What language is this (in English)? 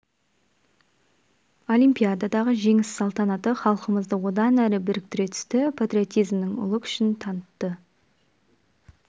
Kazakh